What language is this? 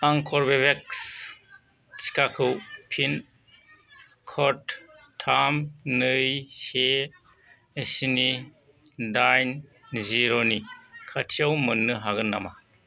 Bodo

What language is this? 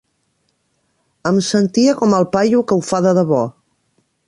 Catalan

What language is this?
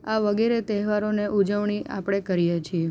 Gujarati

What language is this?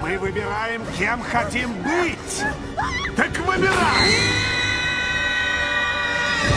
Russian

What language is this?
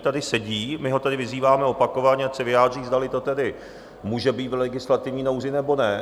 Czech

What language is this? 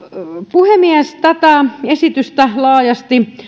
Finnish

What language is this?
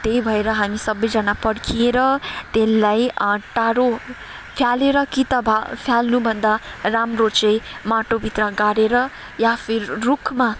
Nepali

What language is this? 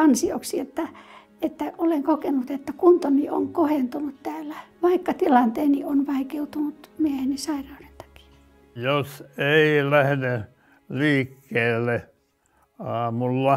Finnish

